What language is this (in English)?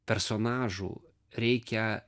Lithuanian